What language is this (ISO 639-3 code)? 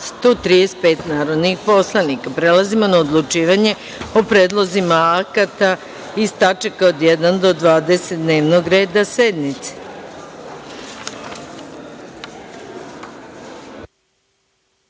srp